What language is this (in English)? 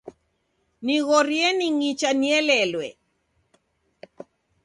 Taita